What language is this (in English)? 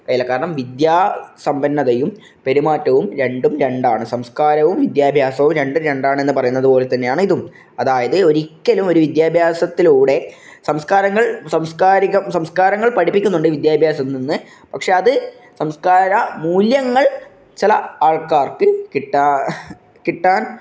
Malayalam